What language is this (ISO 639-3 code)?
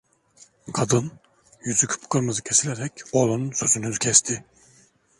tur